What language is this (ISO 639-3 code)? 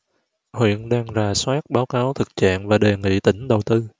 vie